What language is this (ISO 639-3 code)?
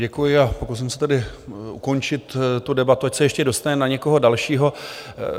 ces